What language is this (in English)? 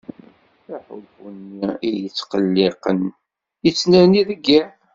Kabyle